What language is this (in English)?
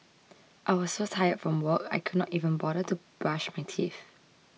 English